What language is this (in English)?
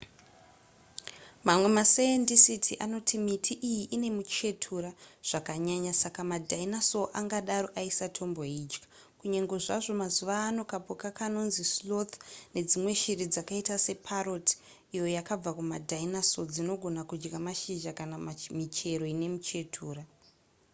Shona